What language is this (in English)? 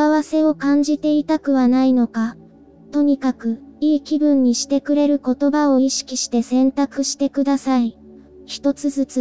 Japanese